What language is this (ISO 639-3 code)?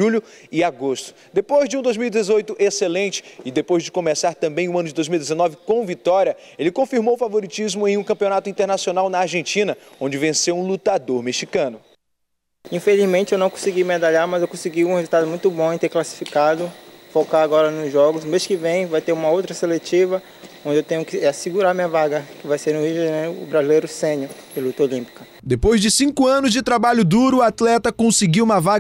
por